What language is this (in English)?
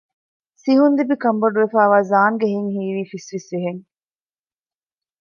Divehi